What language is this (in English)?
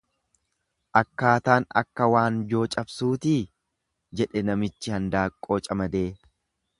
Oromo